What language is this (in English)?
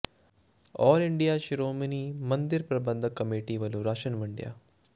Punjabi